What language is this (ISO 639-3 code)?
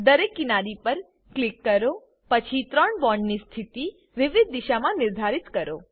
guj